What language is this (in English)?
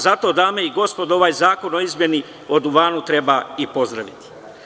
Serbian